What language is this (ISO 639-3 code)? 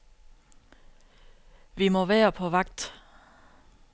dan